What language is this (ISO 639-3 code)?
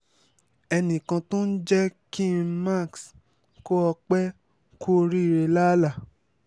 yor